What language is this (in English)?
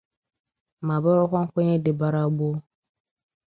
Igbo